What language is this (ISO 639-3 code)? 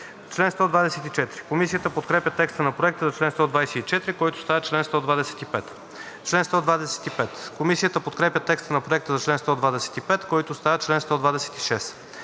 bul